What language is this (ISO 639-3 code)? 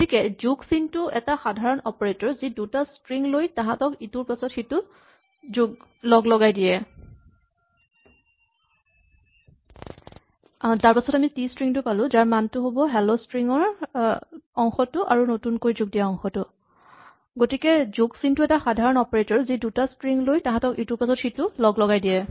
asm